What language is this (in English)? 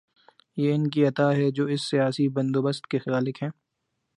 Urdu